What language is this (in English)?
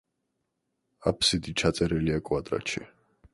Georgian